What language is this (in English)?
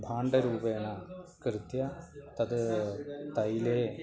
Sanskrit